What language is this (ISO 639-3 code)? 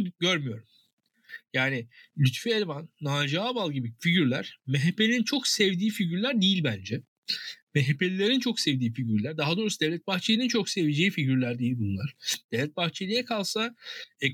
tur